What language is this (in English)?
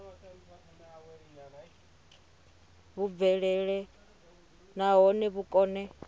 Venda